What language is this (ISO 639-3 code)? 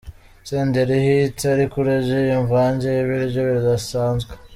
kin